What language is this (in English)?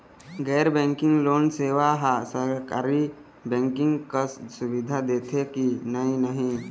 Chhattisgarhi